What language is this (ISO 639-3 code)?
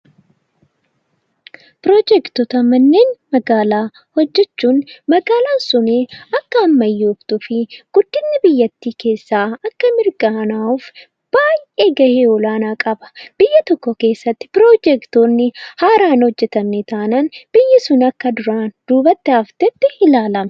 orm